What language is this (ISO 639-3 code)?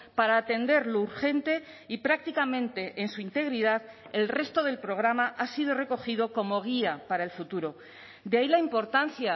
spa